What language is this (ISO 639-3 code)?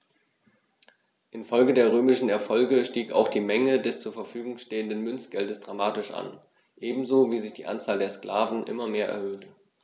deu